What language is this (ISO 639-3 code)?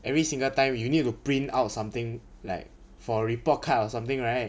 eng